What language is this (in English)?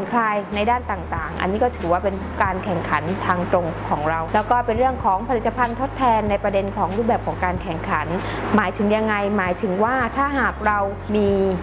Thai